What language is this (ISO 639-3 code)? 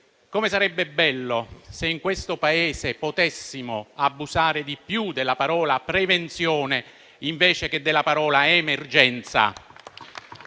ita